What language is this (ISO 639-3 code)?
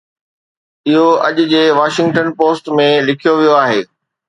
snd